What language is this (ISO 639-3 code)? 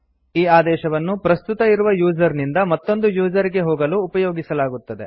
kan